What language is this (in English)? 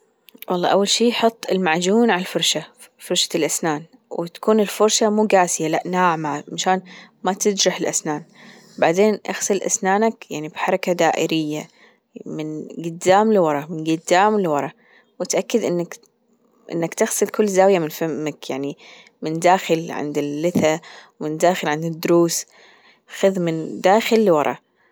Gulf Arabic